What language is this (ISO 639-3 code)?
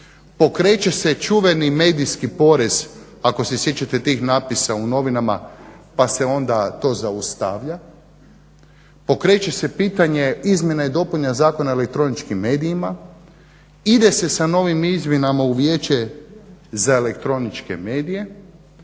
hrv